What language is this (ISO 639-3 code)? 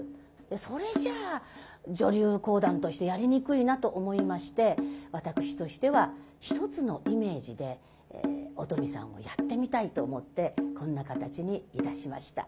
jpn